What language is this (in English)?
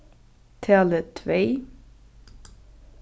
Faroese